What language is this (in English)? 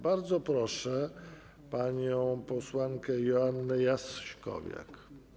Polish